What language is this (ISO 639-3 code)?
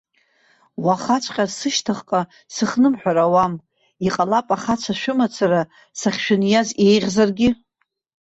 abk